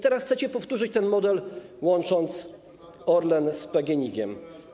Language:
Polish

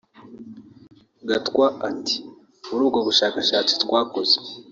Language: Kinyarwanda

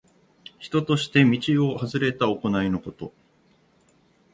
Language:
Japanese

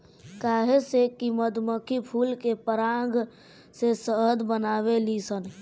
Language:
Bhojpuri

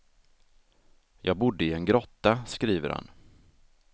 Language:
Swedish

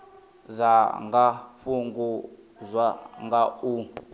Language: Venda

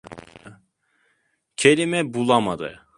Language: Turkish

